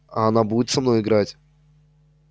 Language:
Russian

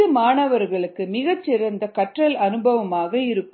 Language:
Tamil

